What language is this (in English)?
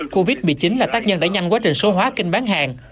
Vietnamese